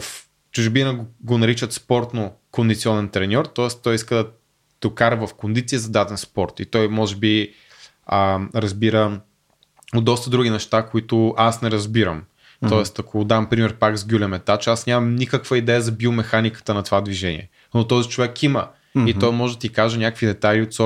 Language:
Bulgarian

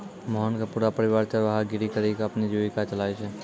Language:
Maithili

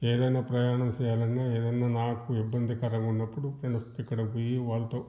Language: Telugu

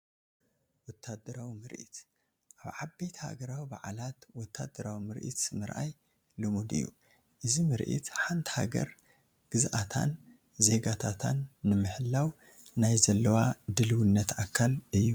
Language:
Tigrinya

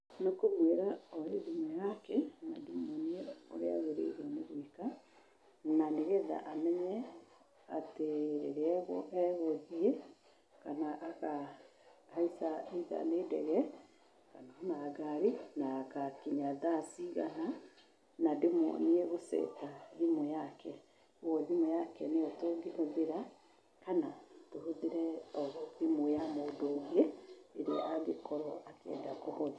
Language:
Kikuyu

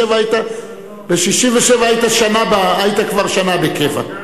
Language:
Hebrew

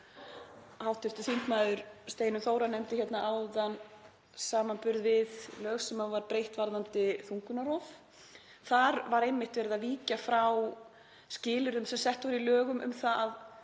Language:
Icelandic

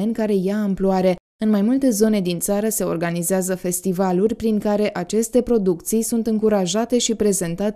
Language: Romanian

